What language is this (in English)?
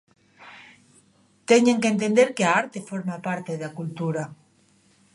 Galician